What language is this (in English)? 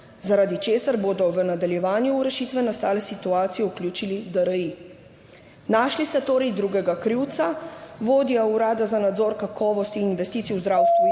Slovenian